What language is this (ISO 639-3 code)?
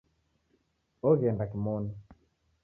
dav